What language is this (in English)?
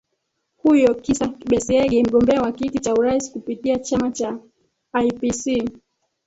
Swahili